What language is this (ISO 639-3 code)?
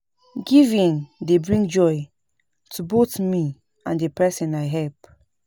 pcm